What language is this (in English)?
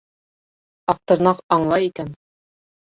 Bashkir